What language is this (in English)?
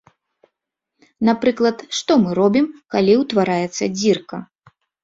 Belarusian